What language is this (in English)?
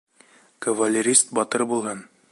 Bashkir